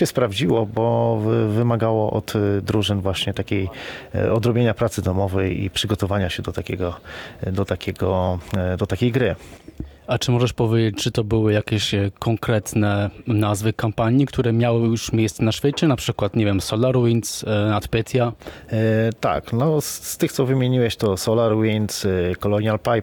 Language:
Polish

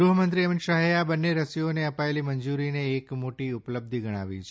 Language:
Gujarati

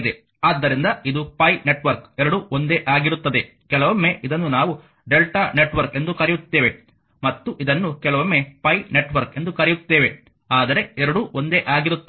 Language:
Kannada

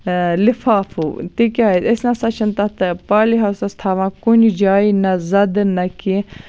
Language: Kashmiri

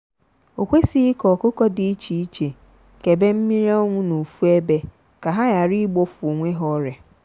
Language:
Igbo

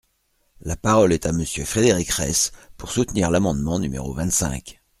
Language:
French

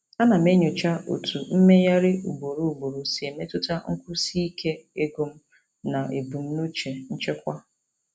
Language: Igbo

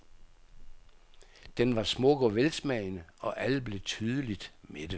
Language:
Danish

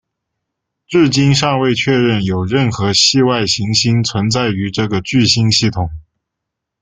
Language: Chinese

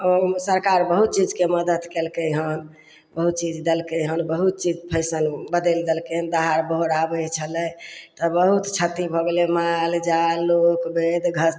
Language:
Maithili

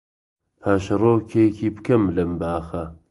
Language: Central Kurdish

